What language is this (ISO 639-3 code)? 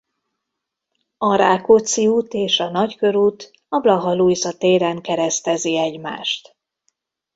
hun